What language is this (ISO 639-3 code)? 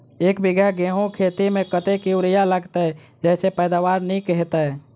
mai